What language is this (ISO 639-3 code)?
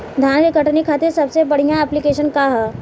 bho